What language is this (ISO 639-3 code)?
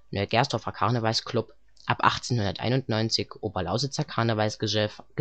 deu